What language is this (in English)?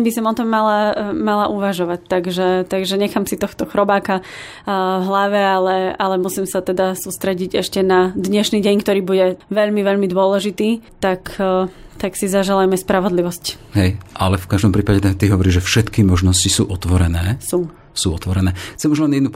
Slovak